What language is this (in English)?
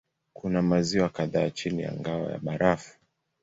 Swahili